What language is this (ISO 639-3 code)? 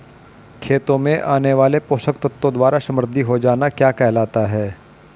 hin